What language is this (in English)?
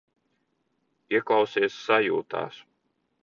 Latvian